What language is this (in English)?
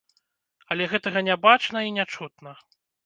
Belarusian